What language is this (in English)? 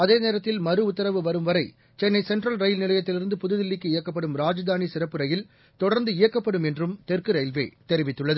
Tamil